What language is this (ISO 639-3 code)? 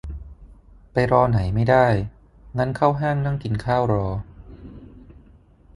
tha